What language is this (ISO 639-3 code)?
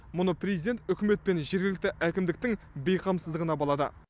kaz